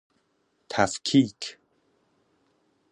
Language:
Persian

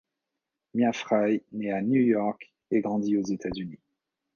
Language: French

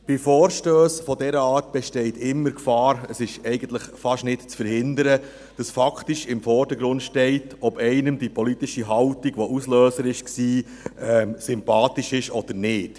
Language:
Swiss German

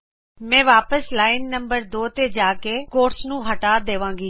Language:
Punjabi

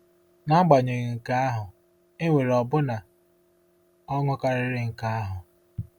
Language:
Igbo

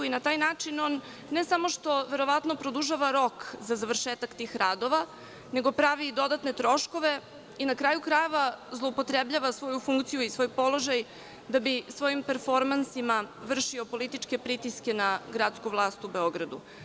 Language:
Serbian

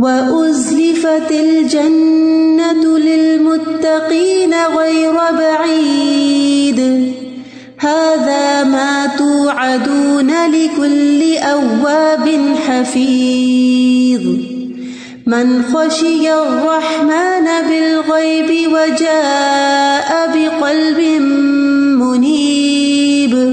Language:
Urdu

